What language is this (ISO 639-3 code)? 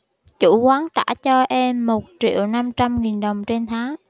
vie